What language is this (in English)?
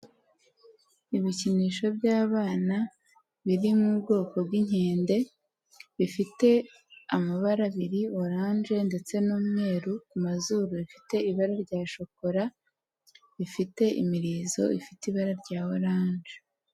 Kinyarwanda